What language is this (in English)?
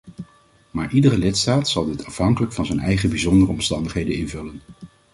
Dutch